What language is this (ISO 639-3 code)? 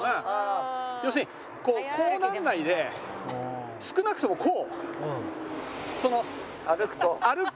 jpn